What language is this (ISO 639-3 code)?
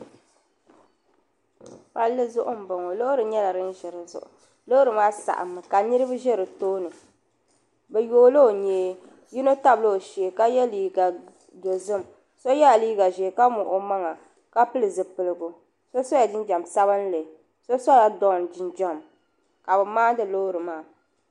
dag